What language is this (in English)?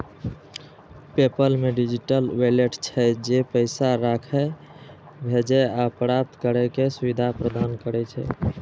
Maithili